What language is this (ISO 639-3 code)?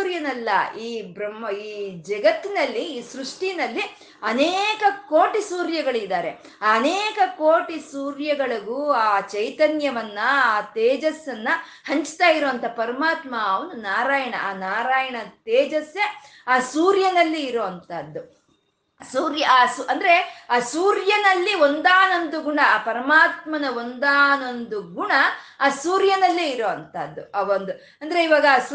kan